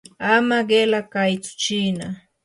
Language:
Yanahuanca Pasco Quechua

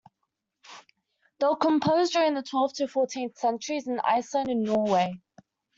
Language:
English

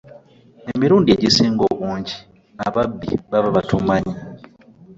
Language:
Ganda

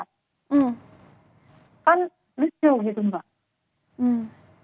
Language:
Indonesian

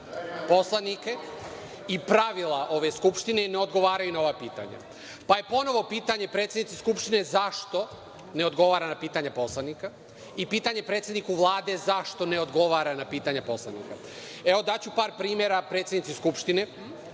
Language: Serbian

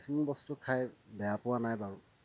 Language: Assamese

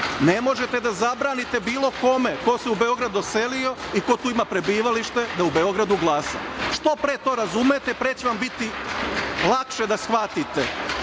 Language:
Serbian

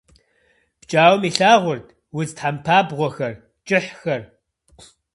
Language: Kabardian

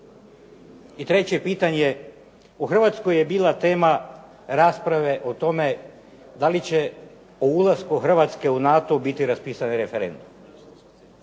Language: Croatian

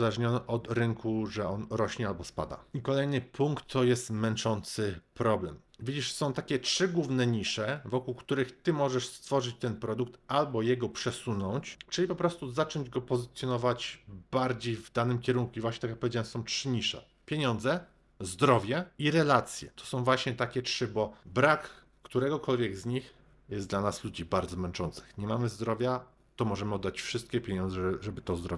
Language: Polish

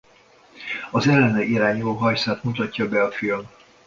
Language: Hungarian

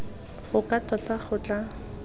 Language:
Tswana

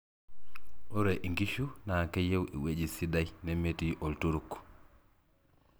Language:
Masai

